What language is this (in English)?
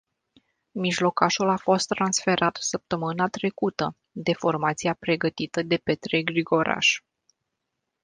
Romanian